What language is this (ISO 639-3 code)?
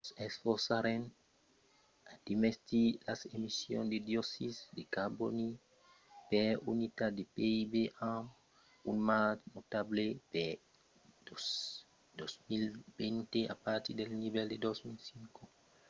oci